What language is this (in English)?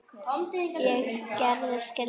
Icelandic